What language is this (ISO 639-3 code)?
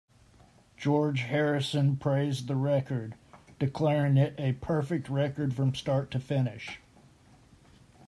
eng